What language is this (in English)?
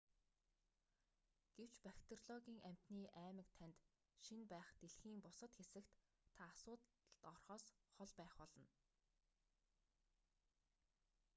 Mongolian